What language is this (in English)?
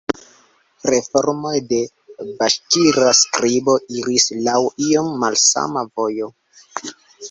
Esperanto